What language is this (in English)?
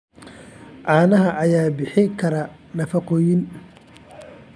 Somali